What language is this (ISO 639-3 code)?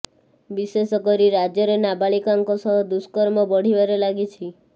ori